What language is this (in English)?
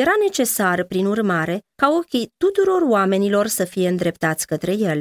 Romanian